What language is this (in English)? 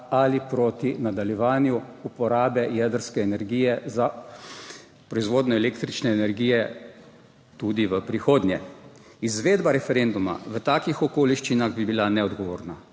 Slovenian